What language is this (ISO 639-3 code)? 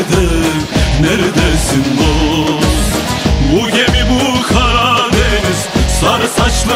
tur